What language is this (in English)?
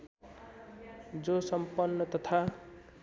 Nepali